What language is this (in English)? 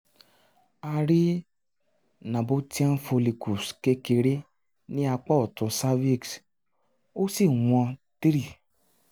Yoruba